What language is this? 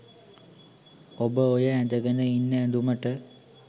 Sinhala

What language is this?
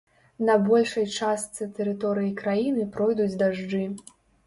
Belarusian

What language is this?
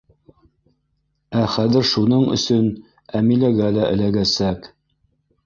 Bashkir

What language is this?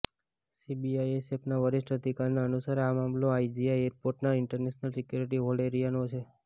Gujarati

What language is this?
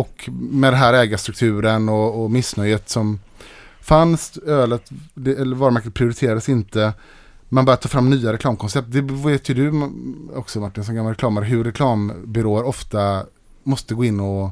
Swedish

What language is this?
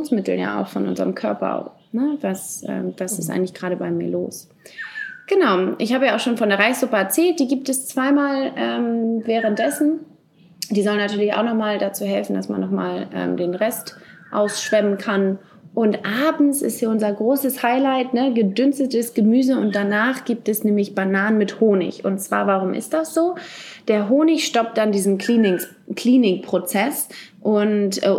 German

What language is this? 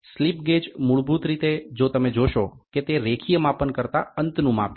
Gujarati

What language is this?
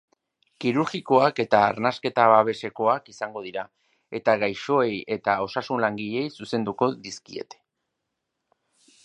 Basque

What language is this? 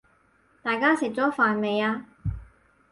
Cantonese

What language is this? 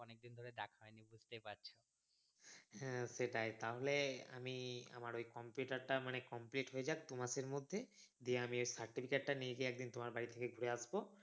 Bangla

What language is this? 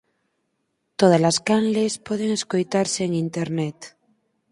Galician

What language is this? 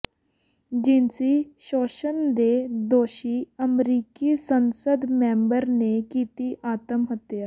Punjabi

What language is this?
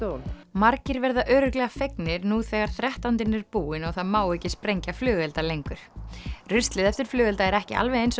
Icelandic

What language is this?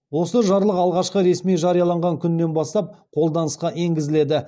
Kazakh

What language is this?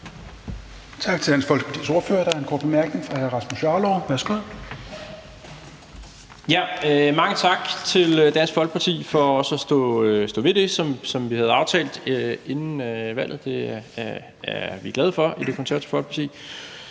Danish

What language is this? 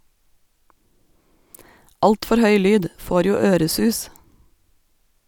Norwegian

